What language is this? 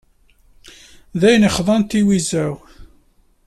Kabyle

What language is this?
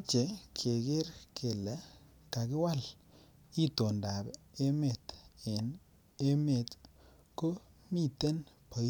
Kalenjin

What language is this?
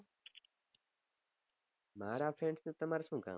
Gujarati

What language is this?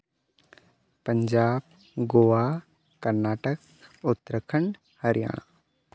Santali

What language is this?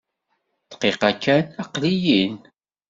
Kabyle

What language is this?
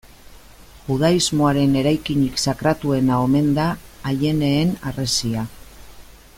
Basque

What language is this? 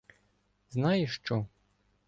Ukrainian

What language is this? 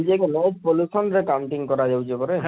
Odia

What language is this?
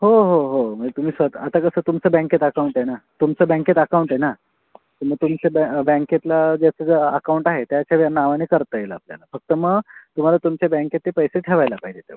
Marathi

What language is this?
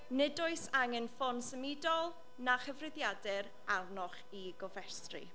Welsh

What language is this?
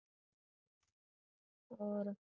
Punjabi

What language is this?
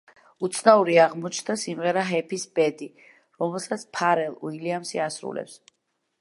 Georgian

